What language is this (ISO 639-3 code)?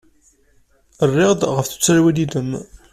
kab